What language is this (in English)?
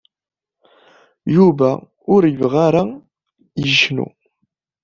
Kabyle